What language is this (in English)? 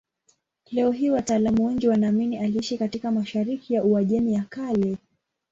Swahili